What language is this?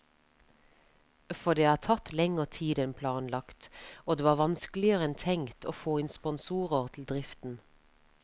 Norwegian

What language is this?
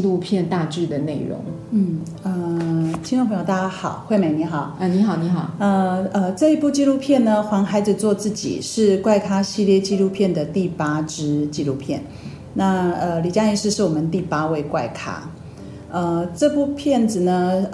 Chinese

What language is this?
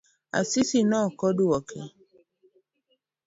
Luo (Kenya and Tanzania)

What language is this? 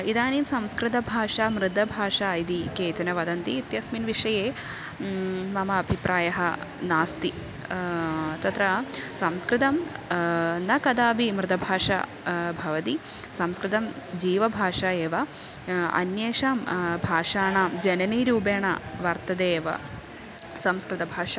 Sanskrit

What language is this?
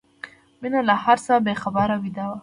Pashto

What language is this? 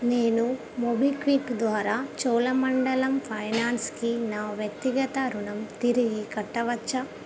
Telugu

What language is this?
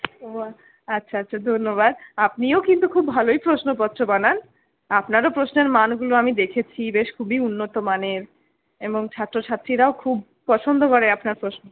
Bangla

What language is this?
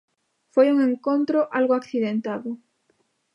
Galician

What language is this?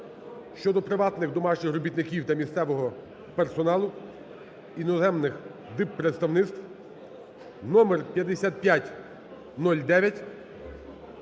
Ukrainian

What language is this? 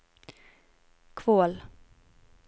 Norwegian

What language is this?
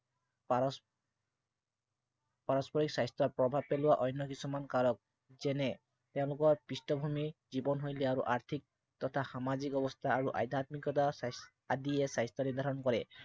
Assamese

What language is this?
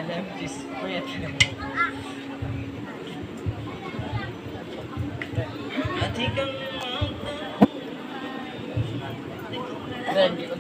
Filipino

